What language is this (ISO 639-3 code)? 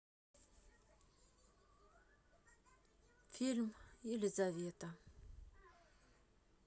rus